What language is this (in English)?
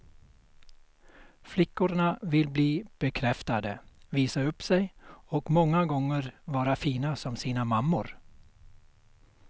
Swedish